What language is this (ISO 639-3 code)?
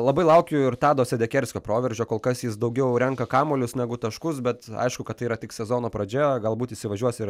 lit